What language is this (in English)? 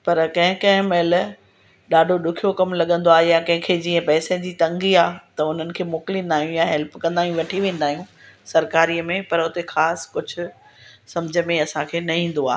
Sindhi